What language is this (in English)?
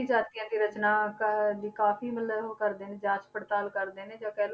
Punjabi